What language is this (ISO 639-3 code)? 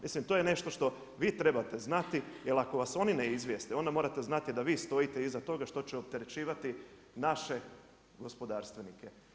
hrv